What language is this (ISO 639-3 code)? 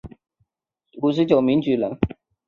zho